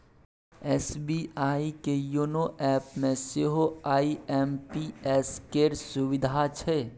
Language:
Maithili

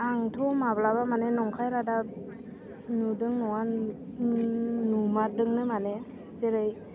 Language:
Bodo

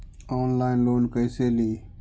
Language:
Magahi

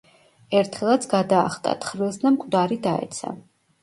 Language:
Georgian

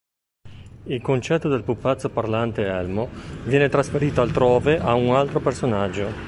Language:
Italian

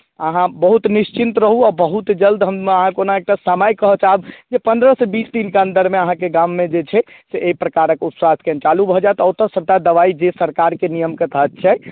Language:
Maithili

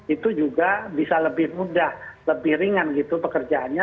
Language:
Indonesian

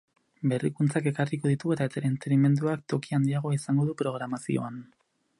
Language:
Basque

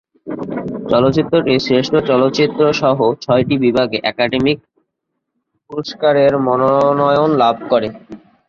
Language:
Bangla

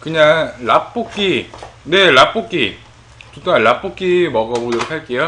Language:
Korean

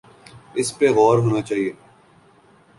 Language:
Urdu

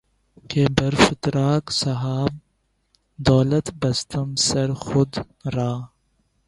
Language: Urdu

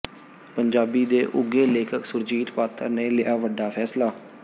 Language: Punjabi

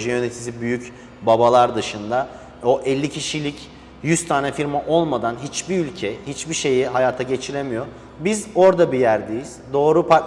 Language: Turkish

